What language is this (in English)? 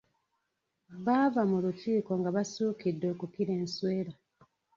Ganda